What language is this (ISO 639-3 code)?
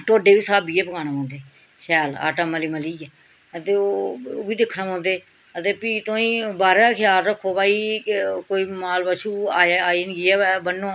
doi